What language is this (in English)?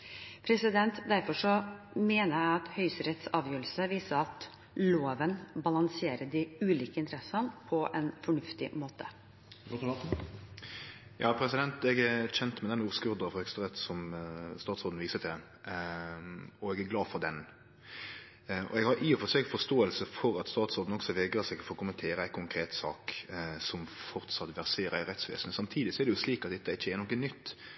Norwegian